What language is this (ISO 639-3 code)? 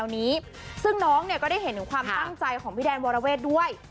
tha